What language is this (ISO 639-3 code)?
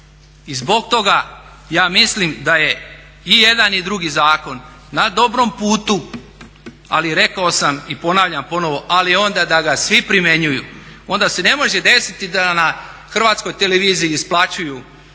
hrv